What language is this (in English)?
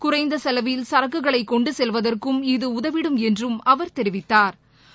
Tamil